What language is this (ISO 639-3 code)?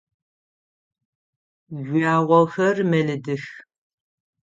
ady